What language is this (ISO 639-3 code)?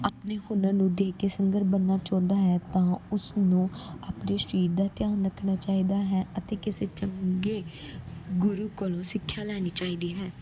pan